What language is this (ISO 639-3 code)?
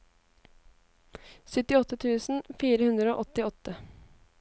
nor